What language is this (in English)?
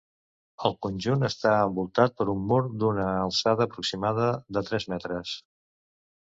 Catalan